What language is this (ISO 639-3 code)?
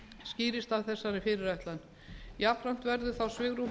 isl